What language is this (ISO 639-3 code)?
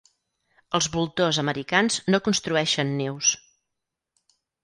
cat